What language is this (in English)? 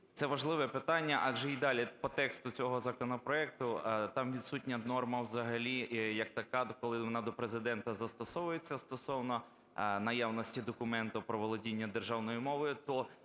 Ukrainian